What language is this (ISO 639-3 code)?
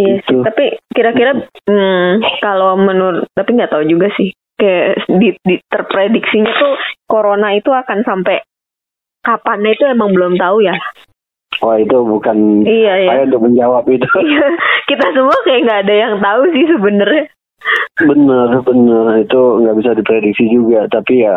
ind